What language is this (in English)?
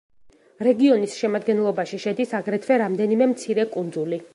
Georgian